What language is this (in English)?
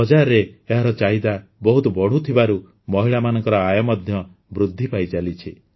Odia